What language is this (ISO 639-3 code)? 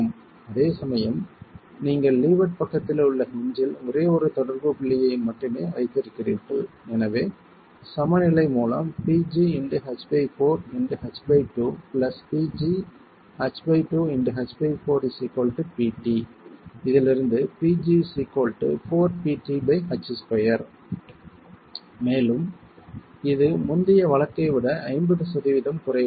tam